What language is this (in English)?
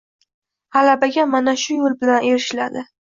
Uzbek